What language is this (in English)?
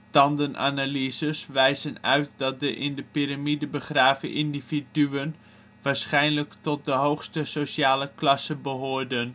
Dutch